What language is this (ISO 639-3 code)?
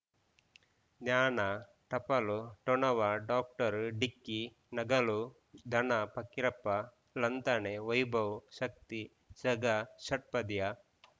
kan